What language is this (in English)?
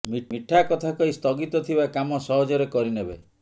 Odia